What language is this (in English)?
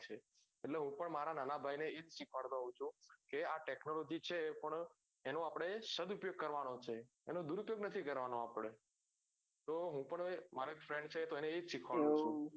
Gujarati